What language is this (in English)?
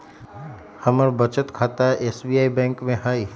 Magahi